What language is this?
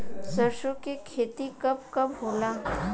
Bhojpuri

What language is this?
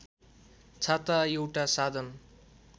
Nepali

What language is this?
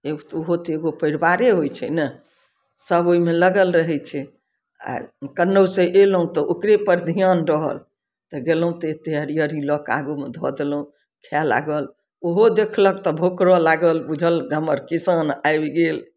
Maithili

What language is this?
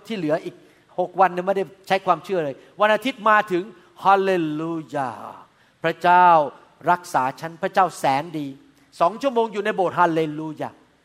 Thai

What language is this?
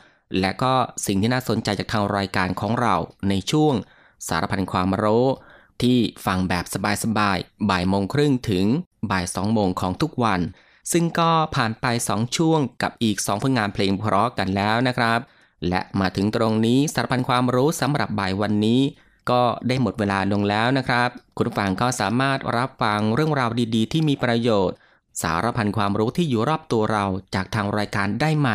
Thai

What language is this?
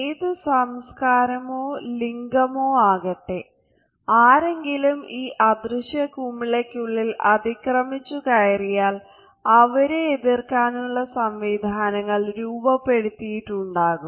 Malayalam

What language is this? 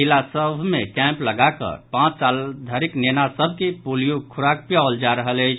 Maithili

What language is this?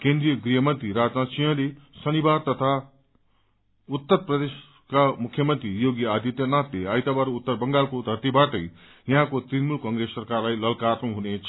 Nepali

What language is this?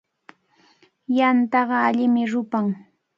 Cajatambo North Lima Quechua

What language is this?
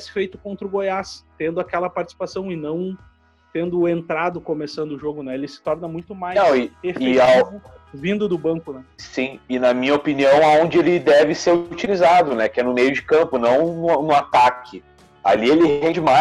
Portuguese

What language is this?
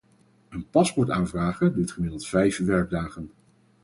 Dutch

